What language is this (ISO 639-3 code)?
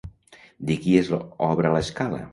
cat